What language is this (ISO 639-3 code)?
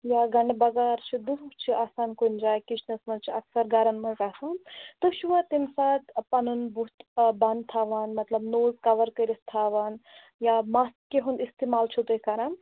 kas